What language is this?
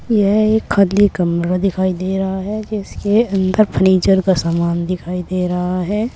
Hindi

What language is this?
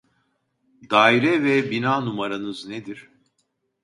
Turkish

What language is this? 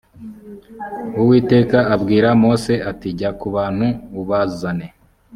Kinyarwanda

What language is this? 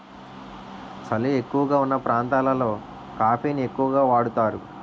Telugu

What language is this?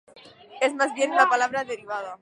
Spanish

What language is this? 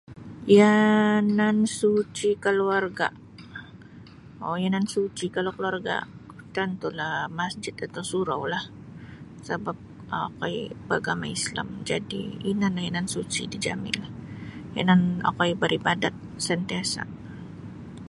Sabah Bisaya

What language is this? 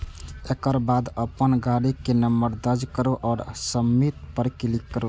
Maithili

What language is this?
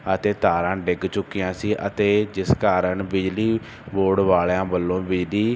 Punjabi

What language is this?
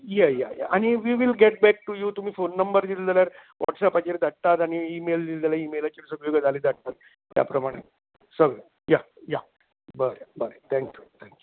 Konkani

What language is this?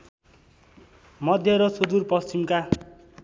Nepali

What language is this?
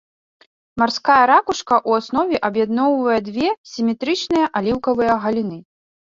Belarusian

